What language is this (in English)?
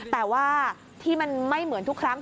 Thai